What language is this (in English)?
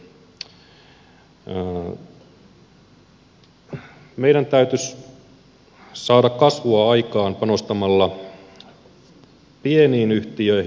Finnish